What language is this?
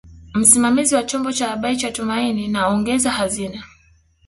Swahili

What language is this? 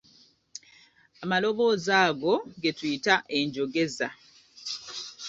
Ganda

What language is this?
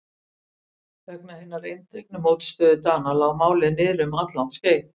Icelandic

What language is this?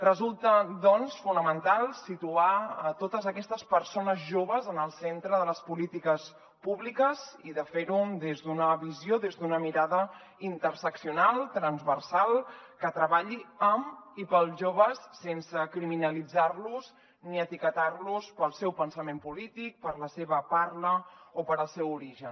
Catalan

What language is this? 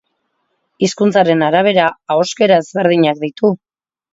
Basque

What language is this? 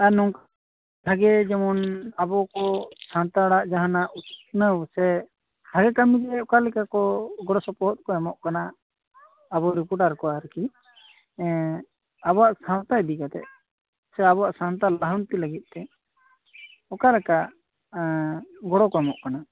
Santali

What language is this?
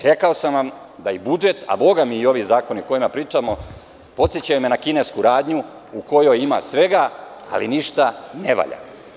Serbian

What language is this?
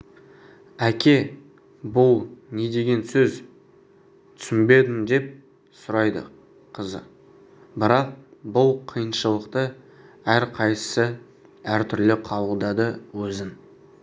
Kazakh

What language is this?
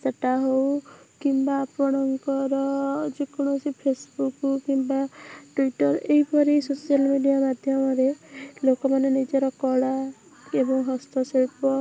Odia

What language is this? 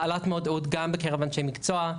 Hebrew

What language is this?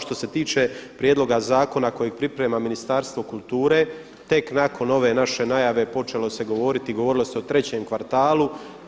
Croatian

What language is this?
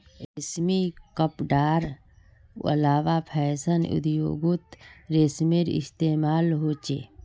Magahi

